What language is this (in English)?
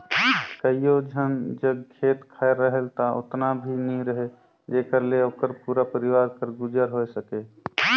Chhattisgarhi